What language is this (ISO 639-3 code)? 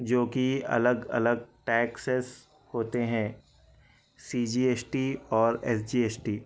urd